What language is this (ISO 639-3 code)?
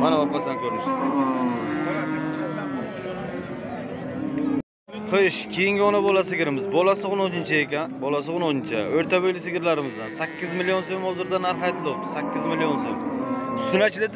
tur